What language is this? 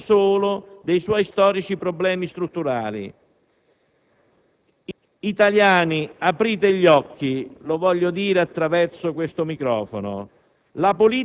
Italian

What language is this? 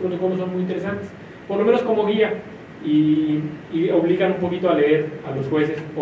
Spanish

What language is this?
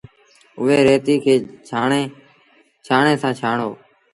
Sindhi Bhil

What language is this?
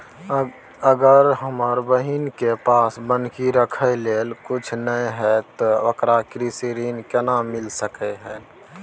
Maithili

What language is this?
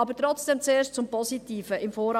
Swiss German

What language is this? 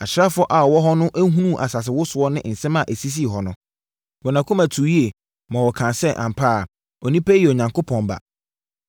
Akan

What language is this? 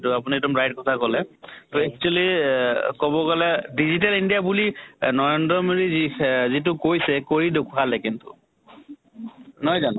Assamese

